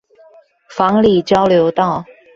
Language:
Chinese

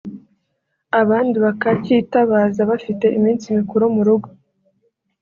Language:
Kinyarwanda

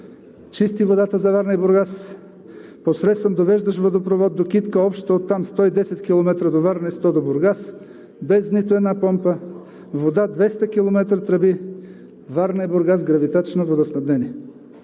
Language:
Bulgarian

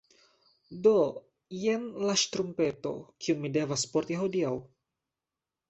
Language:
Esperanto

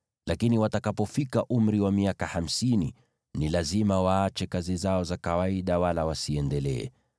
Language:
Swahili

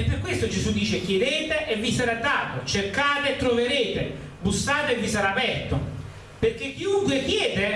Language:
Italian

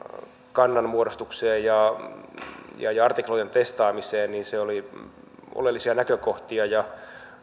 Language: Finnish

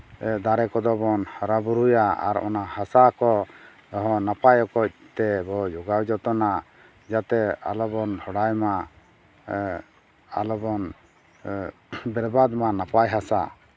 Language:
Santali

